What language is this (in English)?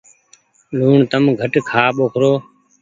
Goaria